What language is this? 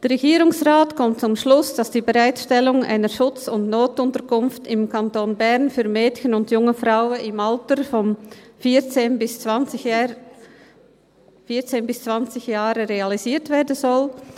Swiss German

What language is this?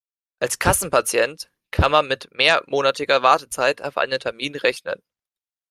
German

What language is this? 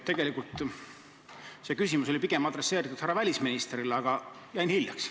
Estonian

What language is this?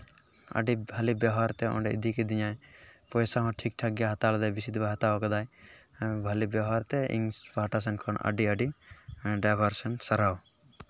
Santali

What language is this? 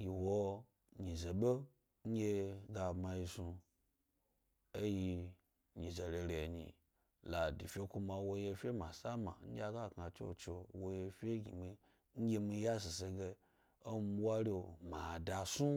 Gbari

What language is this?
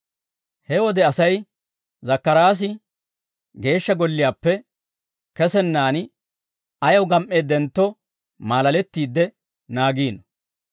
Dawro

